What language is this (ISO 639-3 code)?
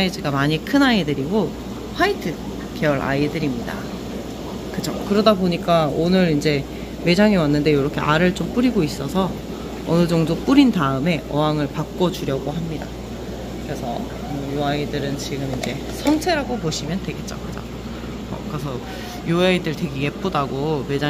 kor